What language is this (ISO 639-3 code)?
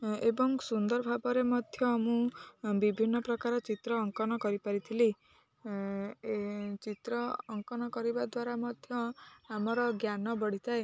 ori